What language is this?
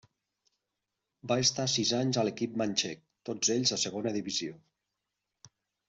Catalan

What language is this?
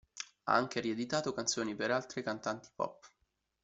Italian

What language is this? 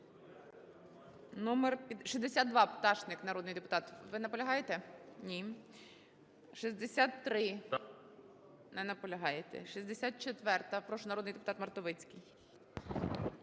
Ukrainian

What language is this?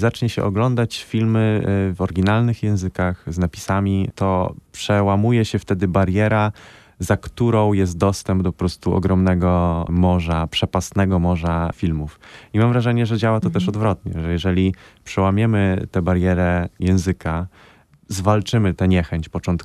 Polish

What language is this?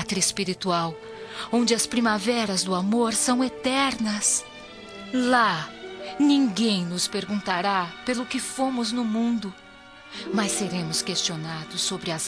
Portuguese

